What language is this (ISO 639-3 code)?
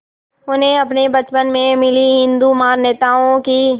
hin